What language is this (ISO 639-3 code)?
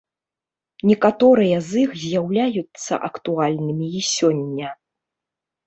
bel